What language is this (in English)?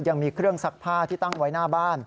Thai